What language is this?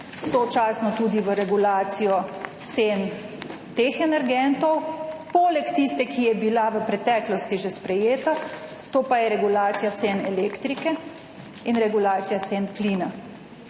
Slovenian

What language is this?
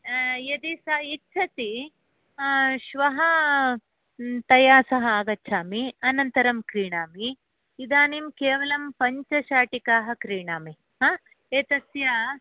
Sanskrit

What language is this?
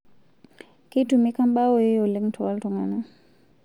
Masai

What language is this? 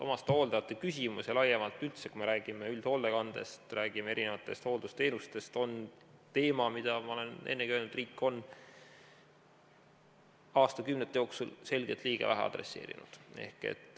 Estonian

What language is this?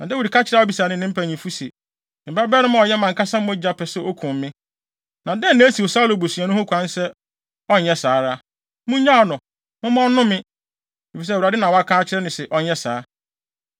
Akan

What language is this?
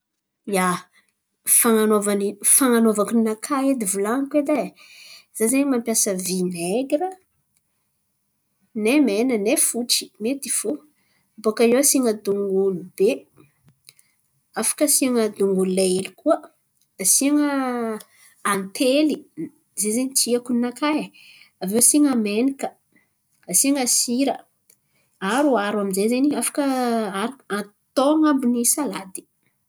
Antankarana Malagasy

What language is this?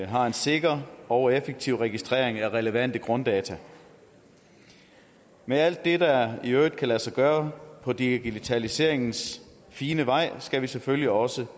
Danish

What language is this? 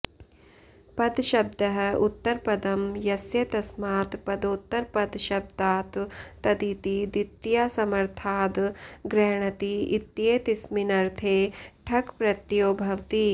Sanskrit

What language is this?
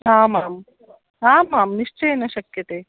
Sanskrit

